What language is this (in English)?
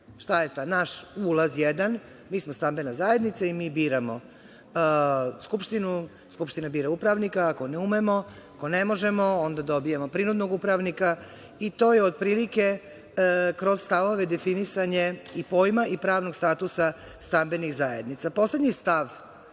Serbian